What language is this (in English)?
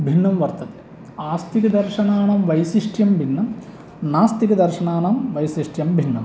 Sanskrit